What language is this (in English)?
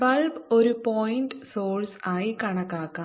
Malayalam